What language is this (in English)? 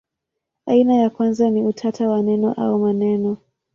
Swahili